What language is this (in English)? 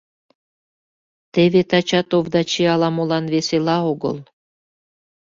Mari